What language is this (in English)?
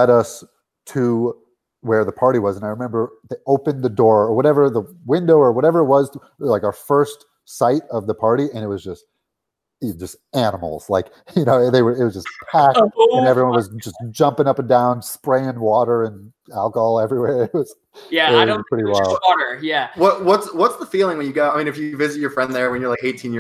English